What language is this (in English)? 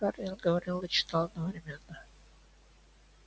Russian